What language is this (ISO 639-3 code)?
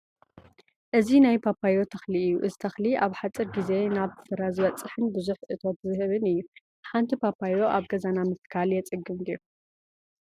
tir